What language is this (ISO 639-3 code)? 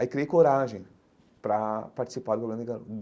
por